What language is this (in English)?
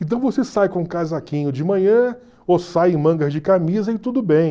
Portuguese